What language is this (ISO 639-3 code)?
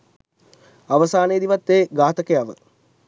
sin